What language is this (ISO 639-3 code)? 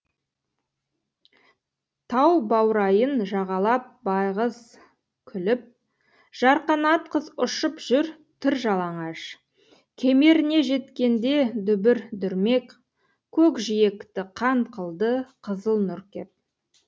kaz